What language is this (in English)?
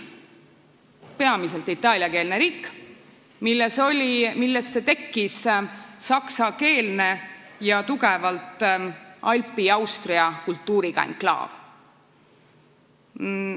Estonian